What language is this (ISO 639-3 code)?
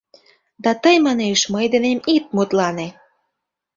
chm